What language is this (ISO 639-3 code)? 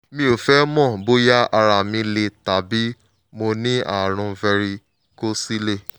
yor